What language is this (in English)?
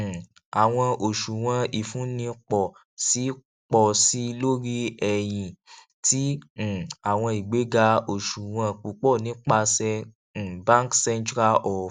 Yoruba